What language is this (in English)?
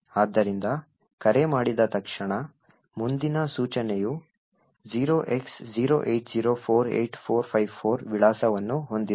Kannada